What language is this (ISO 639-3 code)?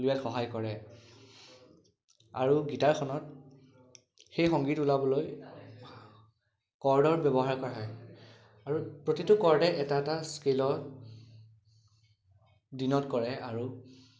asm